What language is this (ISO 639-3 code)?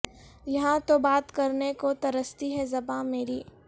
urd